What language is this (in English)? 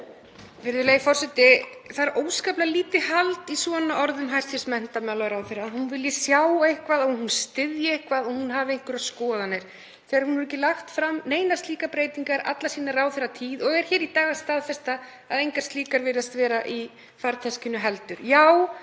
Icelandic